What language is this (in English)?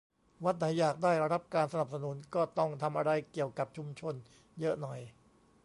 Thai